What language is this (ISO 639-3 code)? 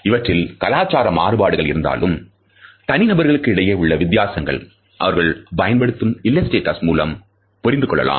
tam